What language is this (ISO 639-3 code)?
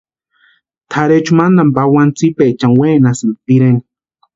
pua